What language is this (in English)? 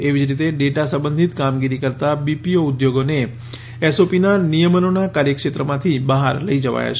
Gujarati